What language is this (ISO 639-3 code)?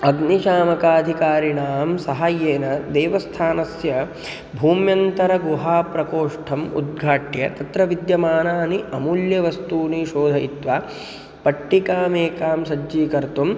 san